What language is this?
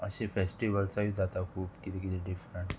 Konkani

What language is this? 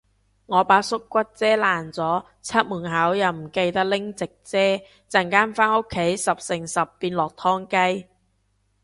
Cantonese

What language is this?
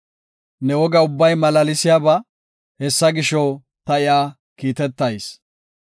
Gofa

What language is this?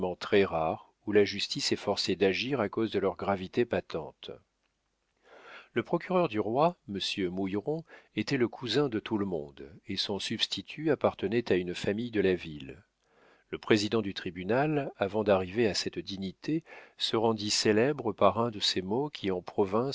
French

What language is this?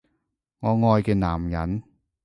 Cantonese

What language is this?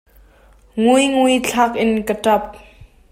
Hakha Chin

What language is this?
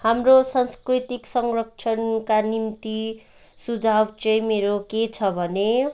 Nepali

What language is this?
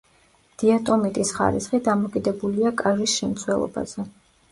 Georgian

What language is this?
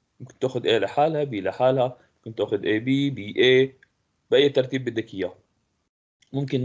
Arabic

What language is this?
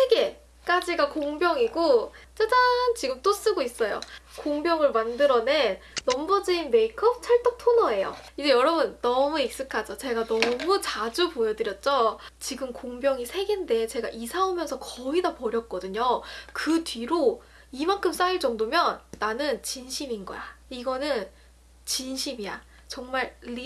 Korean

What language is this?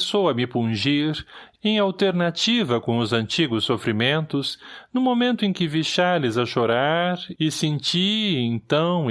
Portuguese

